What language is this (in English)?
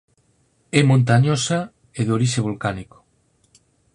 Galician